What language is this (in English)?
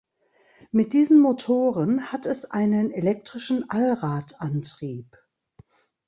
German